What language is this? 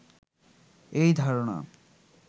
Bangla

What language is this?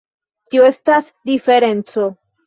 Esperanto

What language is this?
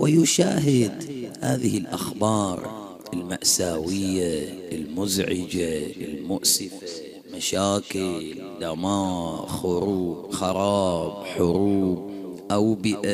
Arabic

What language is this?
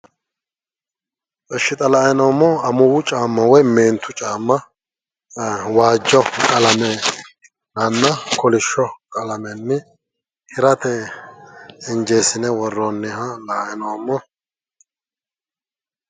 Sidamo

